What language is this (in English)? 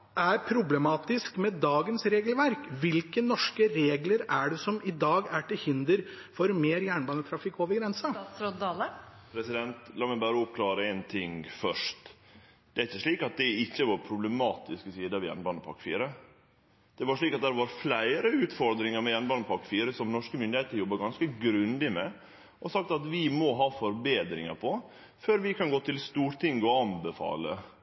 Norwegian